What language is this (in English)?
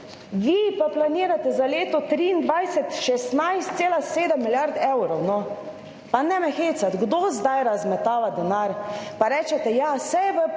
Slovenian